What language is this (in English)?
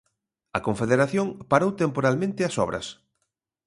Galician